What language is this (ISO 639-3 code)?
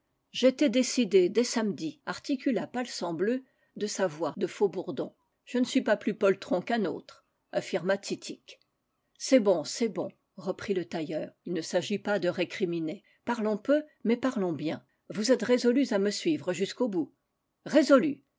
fra